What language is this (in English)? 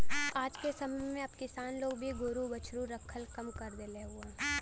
Bhojpuri